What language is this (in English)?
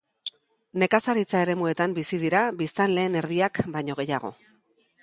Basque